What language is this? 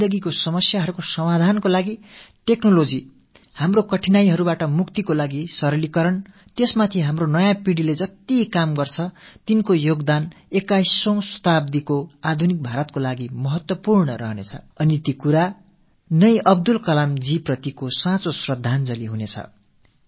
Tamil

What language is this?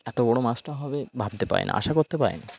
Bangla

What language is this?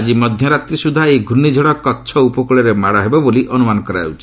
Odia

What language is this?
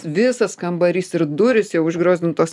Lithuanian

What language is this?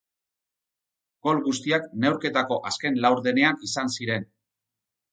Basque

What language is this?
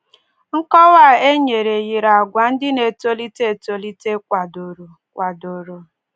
Igbo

